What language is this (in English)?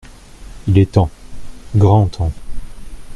French